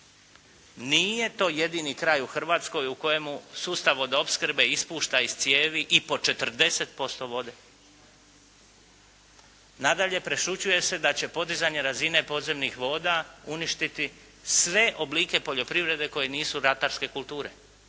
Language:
Croatian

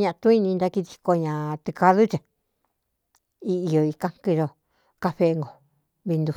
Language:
Cuyamecalco Mixtec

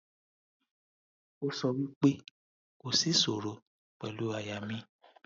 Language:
Yoruba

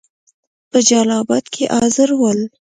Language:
Pashto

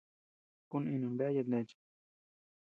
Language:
Tepeuxila Cuicatec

